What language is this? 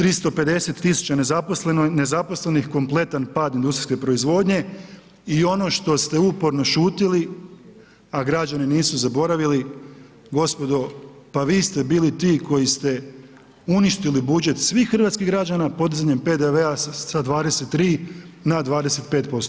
Croatian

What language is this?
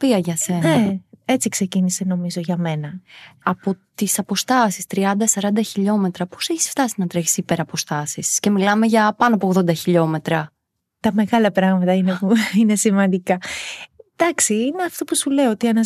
Greek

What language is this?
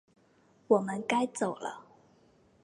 Chinese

